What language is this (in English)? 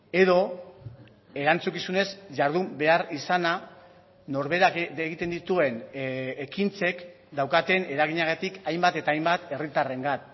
Basque